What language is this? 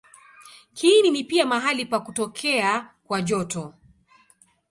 Swahili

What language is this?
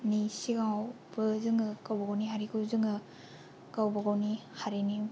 Bodo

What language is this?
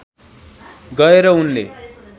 Nepali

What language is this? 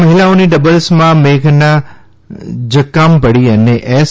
Gujarati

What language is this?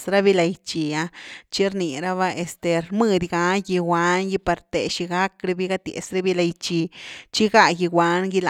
Güilá Zapotec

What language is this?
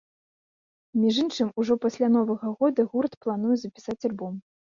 Belarusian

